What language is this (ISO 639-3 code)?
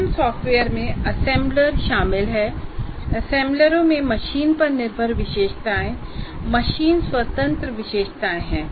hin